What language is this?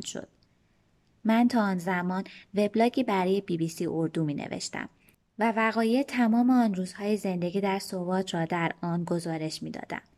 Persian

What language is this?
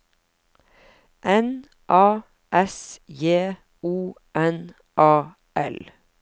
Norwegian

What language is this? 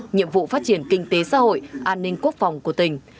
Vietnamese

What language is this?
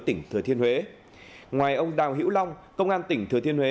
Vietnamese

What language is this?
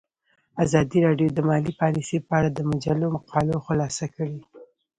Pashto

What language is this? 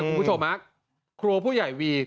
Thai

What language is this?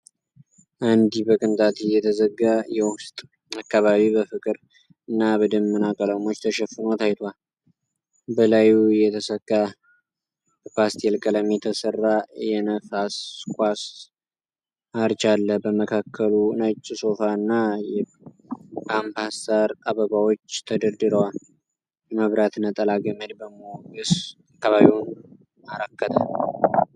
Amharic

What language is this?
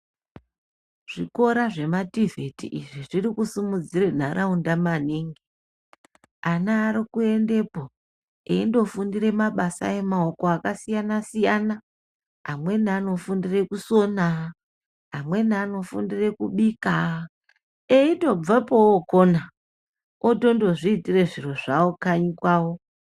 Ndau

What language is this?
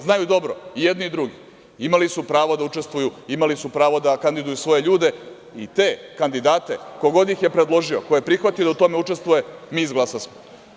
Serbian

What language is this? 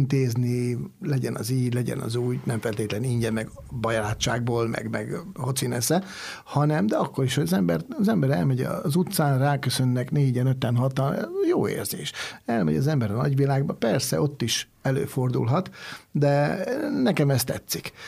Hungarian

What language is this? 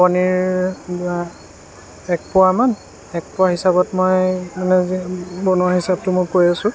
Assamese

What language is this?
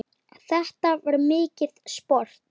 Icelandic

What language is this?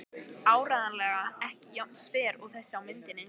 Icelandic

